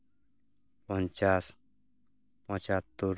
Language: Santali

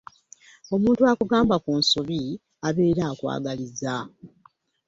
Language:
Ganda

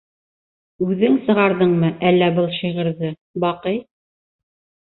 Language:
Bashkir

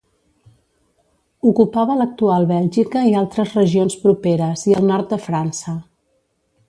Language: Catalan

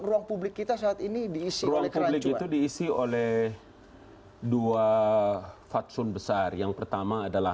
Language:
Indonesian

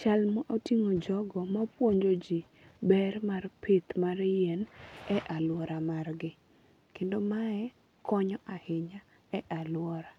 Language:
Luo (Kenya and Tanzania)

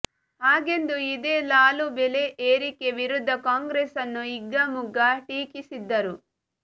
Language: Kannada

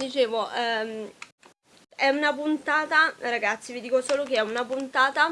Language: Italian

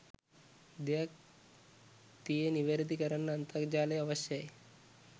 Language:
Sinhala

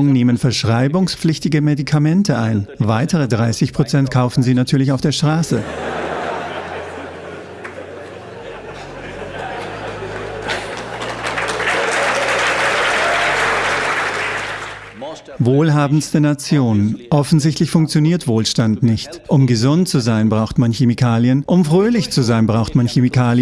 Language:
German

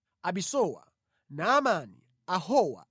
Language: Nyanja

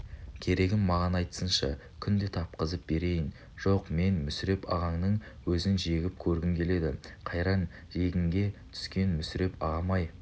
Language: Kazakh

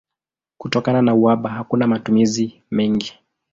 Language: Swahili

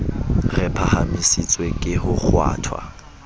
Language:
Southern Sotho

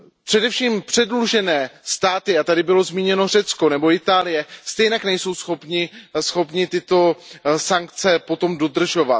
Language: Czech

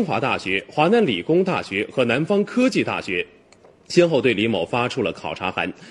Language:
Chinese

